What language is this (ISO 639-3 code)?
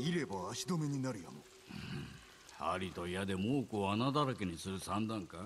jpn